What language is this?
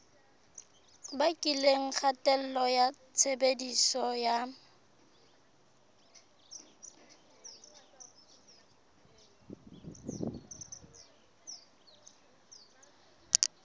Southern Sotho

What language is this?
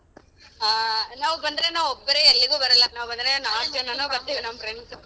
Kannada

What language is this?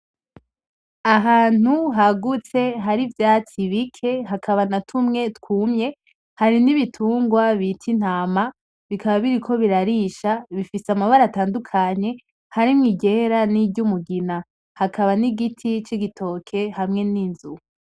Rundi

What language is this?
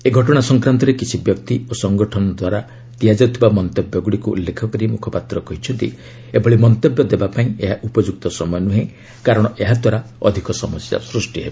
Odia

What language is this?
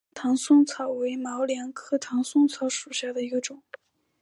Chinese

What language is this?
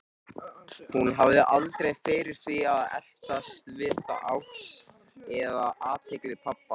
Icelandic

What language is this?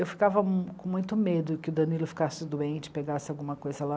Portuguese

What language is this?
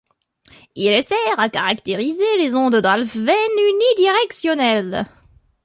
French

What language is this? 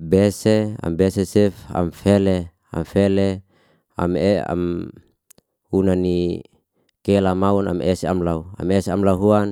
Liana-Seti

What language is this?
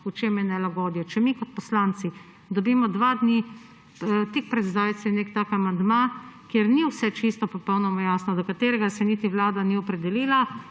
Slovenian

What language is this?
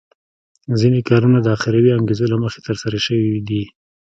Pashto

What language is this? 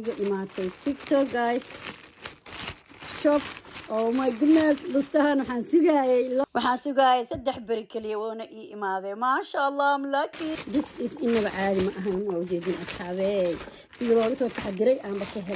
English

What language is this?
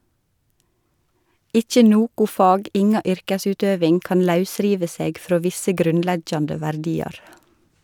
Norwegian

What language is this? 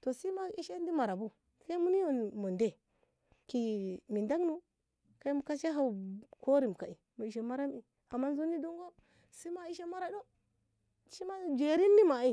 Ngamo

